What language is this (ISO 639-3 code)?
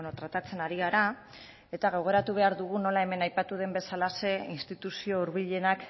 eus